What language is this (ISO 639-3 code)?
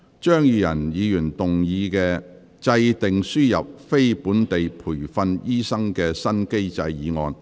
yue